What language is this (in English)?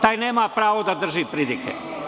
Serbian